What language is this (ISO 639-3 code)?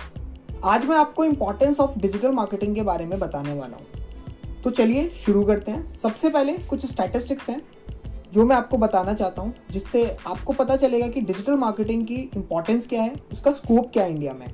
hin